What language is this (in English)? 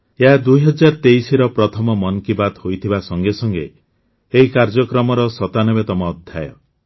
Odia